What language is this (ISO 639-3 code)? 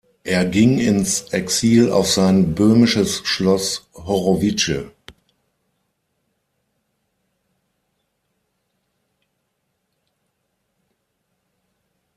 deu